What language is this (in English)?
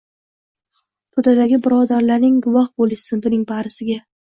Uzbek